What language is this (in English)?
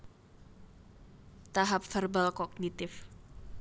Javanese